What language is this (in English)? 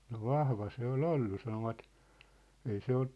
Finnish